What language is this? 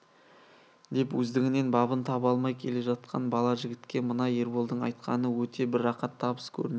Kazakh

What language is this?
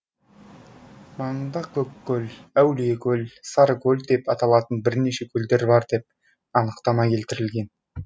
Kazakh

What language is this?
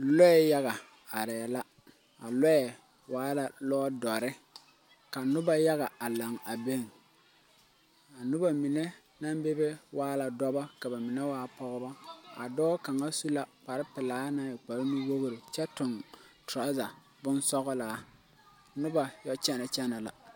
Southern Dagaare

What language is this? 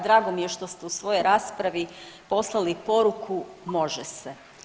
Croatian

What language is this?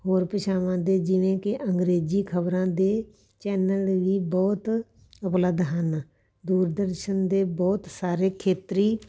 Punjabi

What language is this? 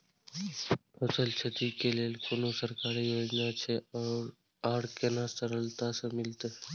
Maithili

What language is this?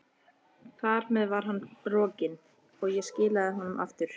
Icelandic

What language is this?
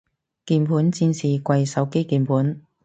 Cantonese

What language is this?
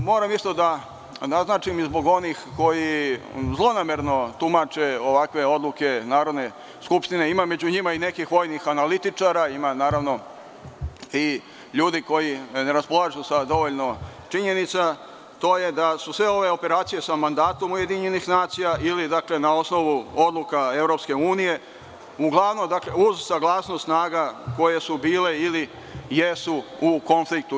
Serbian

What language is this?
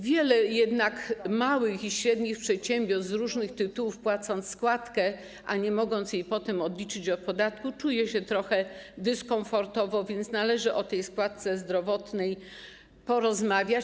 Polish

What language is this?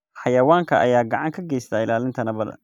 Somali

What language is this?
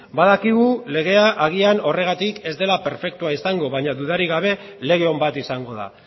Basque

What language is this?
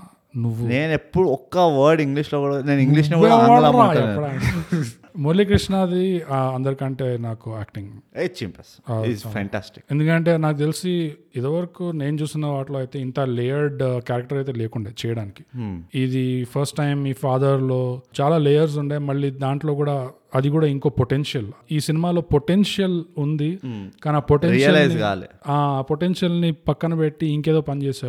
Telugu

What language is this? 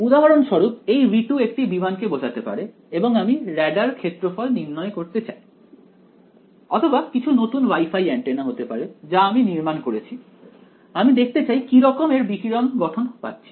Bangla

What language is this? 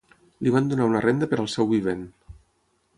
Catalan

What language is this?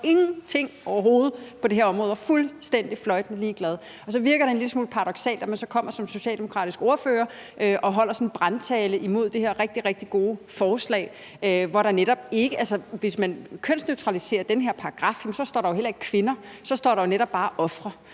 Danish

